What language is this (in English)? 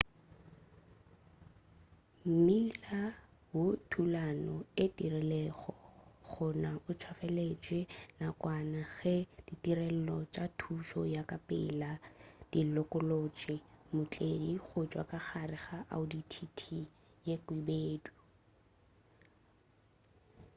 Northern Sotho